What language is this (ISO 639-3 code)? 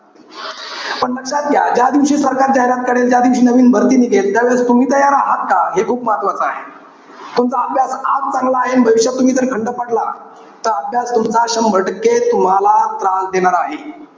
mar